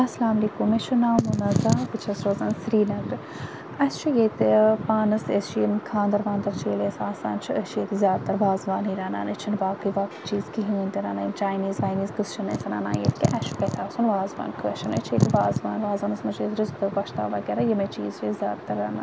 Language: Kashmiri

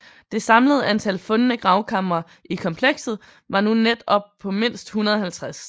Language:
Danish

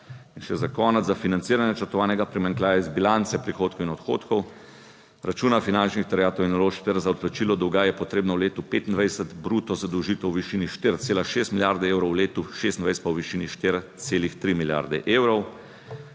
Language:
Slovenian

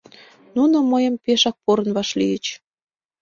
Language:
Mari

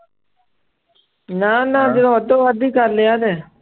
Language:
Punjabi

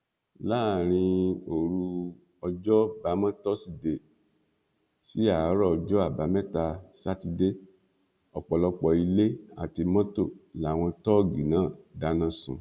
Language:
Yoruba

